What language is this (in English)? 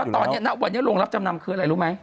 Thai